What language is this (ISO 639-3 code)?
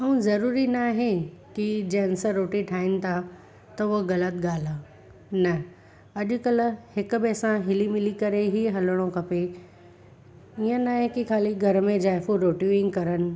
snd